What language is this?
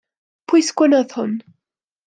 Welsh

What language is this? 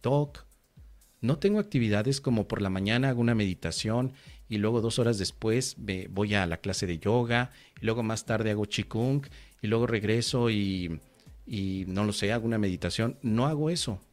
Spanish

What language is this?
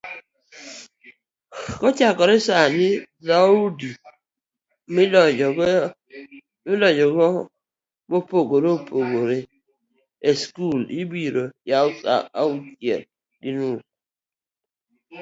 Luo (Kenya and Tanzania)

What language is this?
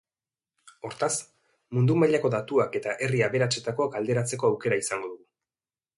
Basque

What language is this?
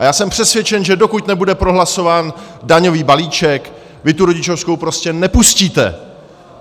Czech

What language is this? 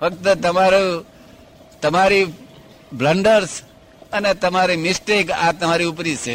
Gujarati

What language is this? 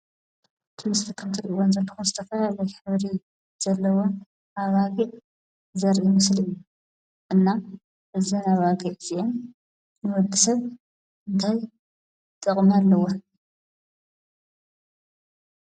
Tigrinya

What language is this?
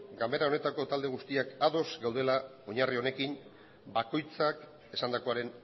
Basque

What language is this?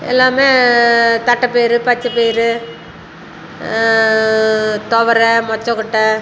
Tamil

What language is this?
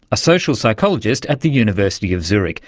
English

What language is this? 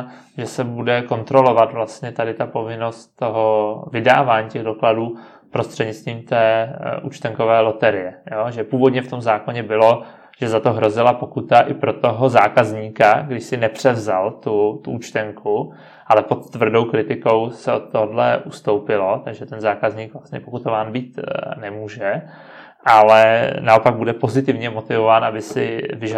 Czech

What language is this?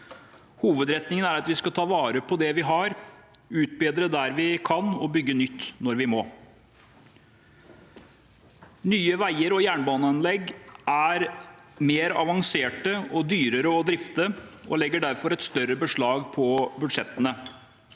Norwegian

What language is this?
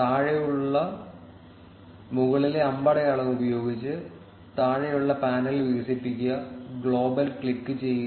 Malayalam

